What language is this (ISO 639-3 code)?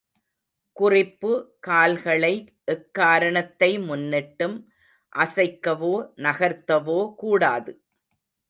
tam